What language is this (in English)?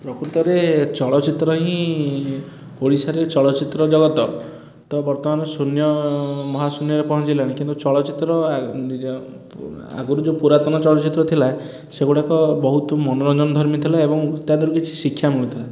Odia